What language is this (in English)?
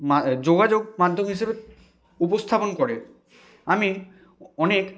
Bangla